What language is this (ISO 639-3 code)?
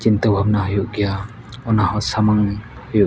sat